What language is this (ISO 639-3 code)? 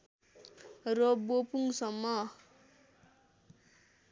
nep